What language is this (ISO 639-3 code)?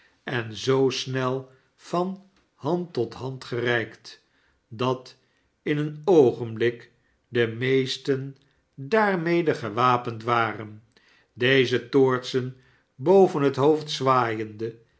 nld